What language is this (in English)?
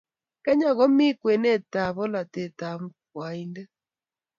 Kalenjin